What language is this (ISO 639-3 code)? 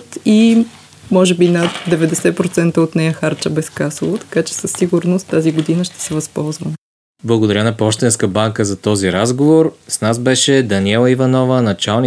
bul